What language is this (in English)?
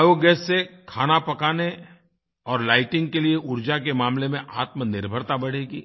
Hindi